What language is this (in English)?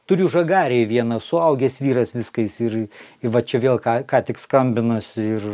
Lithuanian